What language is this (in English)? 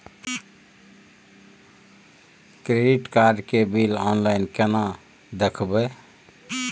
Maithili